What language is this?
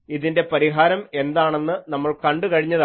Malayalam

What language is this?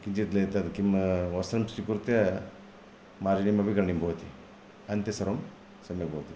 Sanskrit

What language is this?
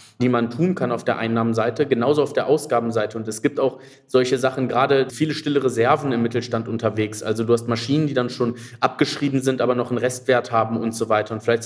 German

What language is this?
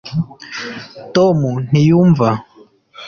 Kinyarwanda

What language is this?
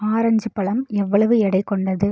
Tamil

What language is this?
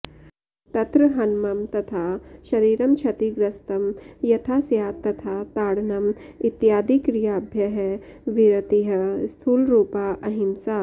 Sanskrit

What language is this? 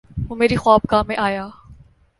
Urdu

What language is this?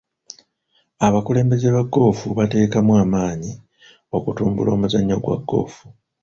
Ganda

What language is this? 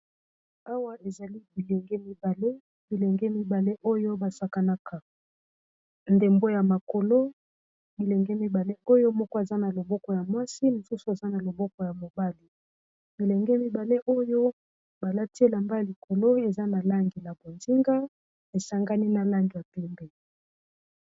Lingala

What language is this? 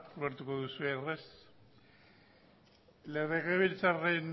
Basque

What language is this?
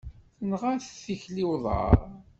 Kabyle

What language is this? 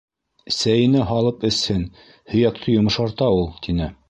Bashkir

